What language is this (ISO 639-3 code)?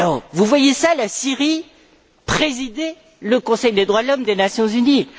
fra